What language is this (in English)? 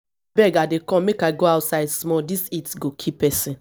Nigerian Pidgin